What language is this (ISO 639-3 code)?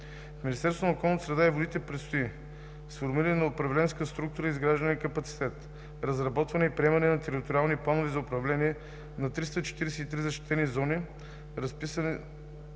bul